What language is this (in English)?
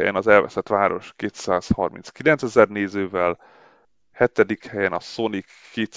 Hungarian